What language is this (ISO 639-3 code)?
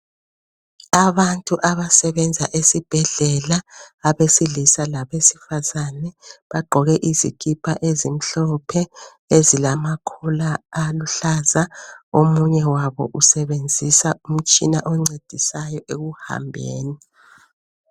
nde